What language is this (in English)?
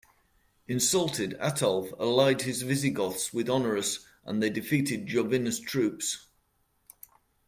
English